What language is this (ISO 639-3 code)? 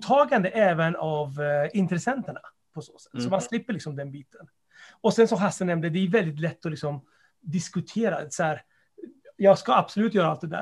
swe